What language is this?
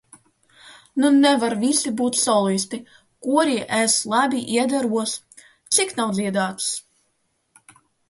Latvian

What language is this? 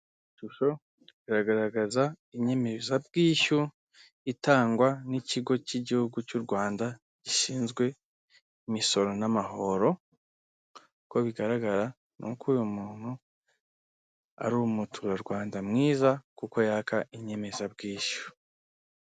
Kinyarwanda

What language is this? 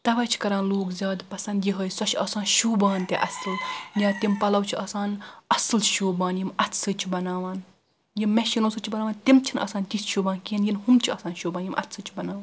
Kashmiri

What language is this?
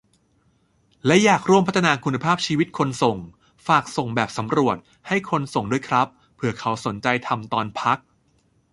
Thai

